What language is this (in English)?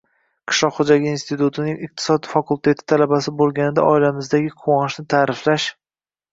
Uzbek